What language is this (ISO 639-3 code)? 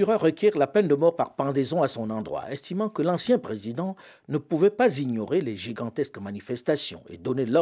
fra